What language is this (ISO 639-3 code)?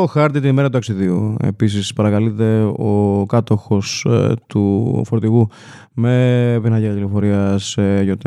ell